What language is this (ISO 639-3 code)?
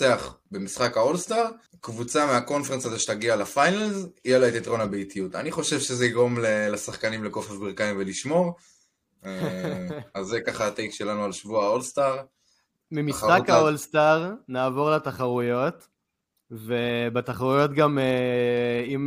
heb